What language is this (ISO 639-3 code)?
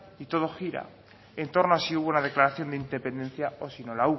spa